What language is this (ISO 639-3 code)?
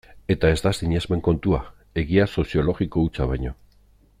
eus